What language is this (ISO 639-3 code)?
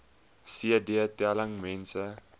afr